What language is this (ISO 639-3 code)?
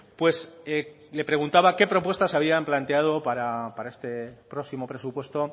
spa